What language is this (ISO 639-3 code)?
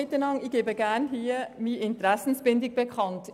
gsw